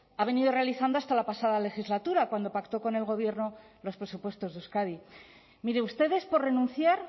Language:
Spanish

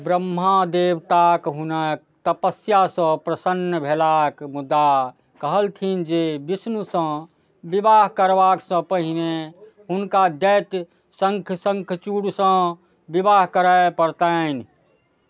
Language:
Maithili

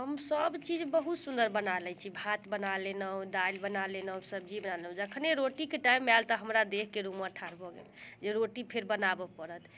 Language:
Maithili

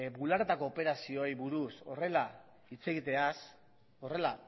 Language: Basque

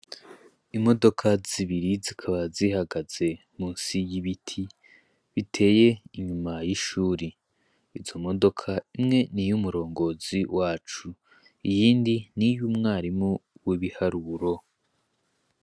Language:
Rundi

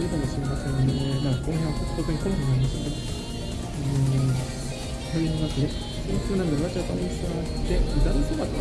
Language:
Japanese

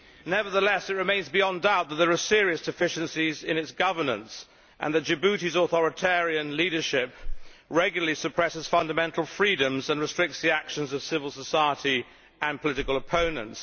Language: English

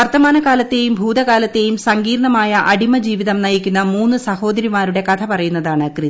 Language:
Malayalam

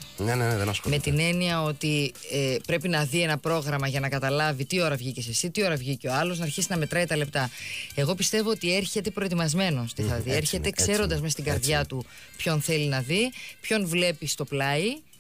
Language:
Greek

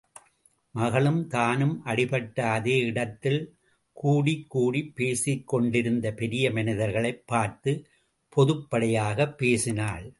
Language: Tamil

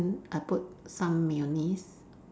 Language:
English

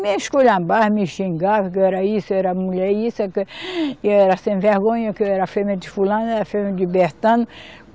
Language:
Portuguese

